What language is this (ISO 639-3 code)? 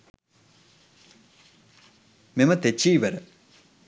sin